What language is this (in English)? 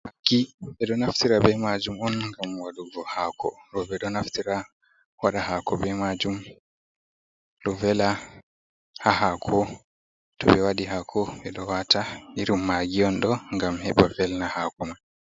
Fula